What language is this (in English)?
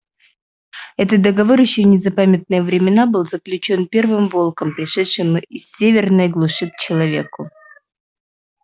Russian